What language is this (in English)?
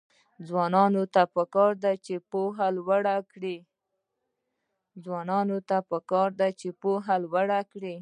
Pashto